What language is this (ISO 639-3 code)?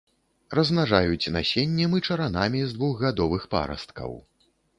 bel